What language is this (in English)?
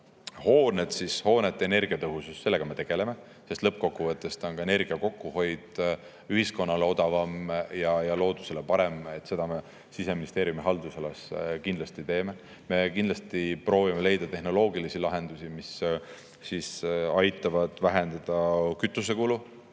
Estonian